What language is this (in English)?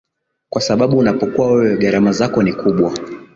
Swahili